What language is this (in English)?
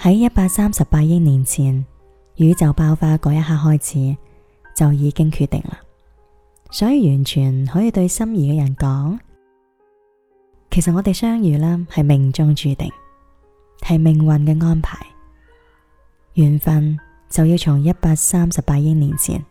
Chinese